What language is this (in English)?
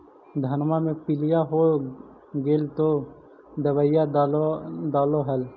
Magahi